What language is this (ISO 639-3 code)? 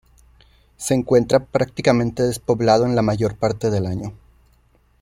spa